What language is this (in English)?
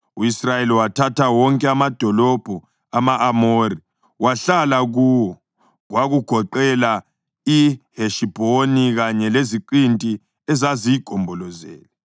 North Ndebele